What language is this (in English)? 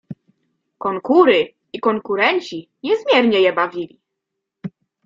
Polish